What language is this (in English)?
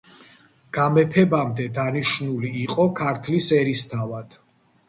Georgian